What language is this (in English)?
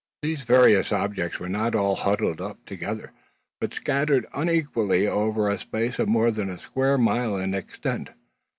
English